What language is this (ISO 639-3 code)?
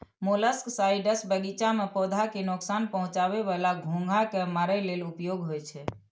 mai